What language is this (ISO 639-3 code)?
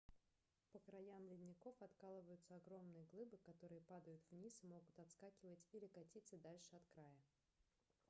rus